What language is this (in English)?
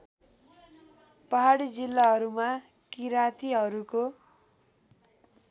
Nepali